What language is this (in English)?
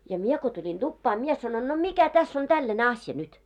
Finnish